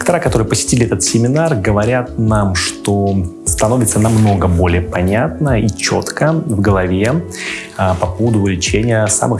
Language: Russian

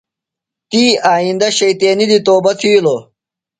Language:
Phalura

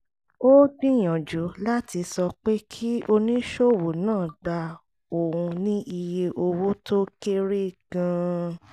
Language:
Yoruba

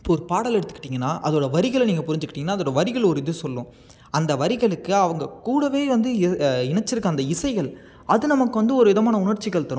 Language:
Tamil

